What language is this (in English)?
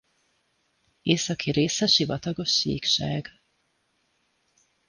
Hungarian